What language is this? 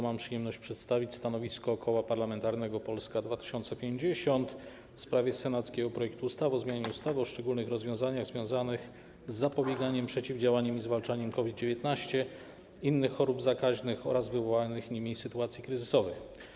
Polish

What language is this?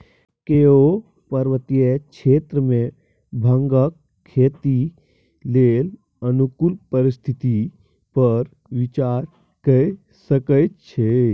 Maithili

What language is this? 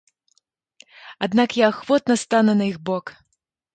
Belarusian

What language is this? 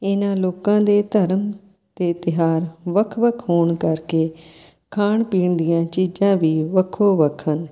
Punjabi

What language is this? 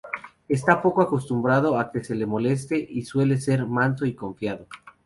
Spanish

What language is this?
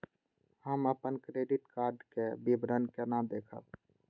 Maithili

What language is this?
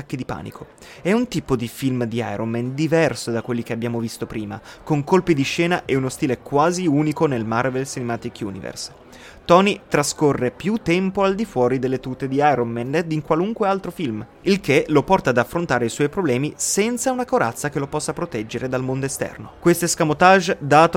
Italian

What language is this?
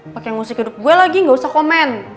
Indonesian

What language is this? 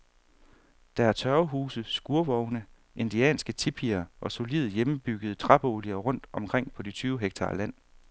Danish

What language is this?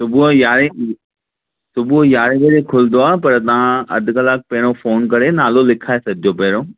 Sindhi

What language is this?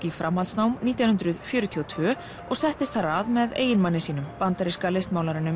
Icelandic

